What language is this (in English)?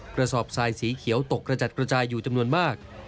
Thai